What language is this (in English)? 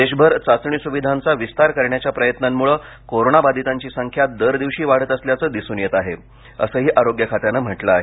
Marathi